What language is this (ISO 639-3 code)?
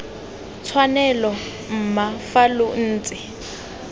tsn